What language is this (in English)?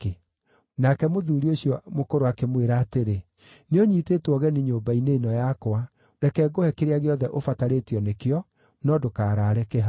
Kikuyu